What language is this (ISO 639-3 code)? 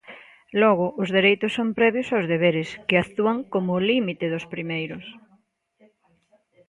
glg